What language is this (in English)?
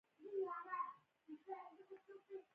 Pashto